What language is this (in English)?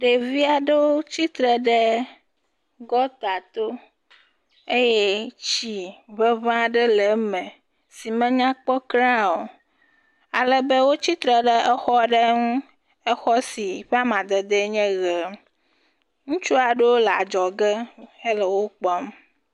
Ewe